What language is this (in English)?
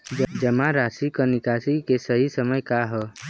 Bhojpuri